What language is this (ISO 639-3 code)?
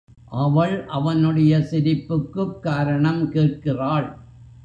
tam